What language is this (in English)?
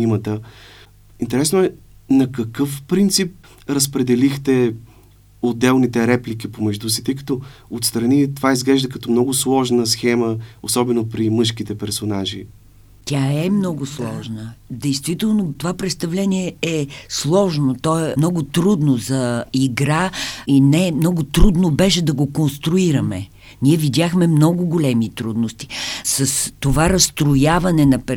Bulgarian